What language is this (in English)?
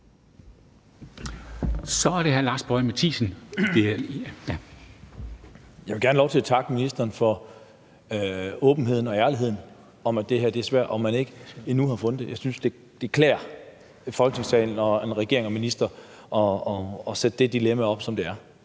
Danish